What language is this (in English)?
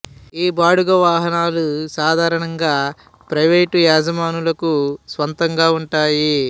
Telugu